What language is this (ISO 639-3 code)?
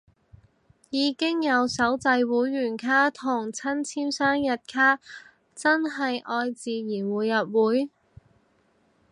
yue